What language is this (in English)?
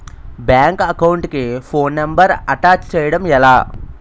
Telugu